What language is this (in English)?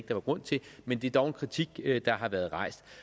Danish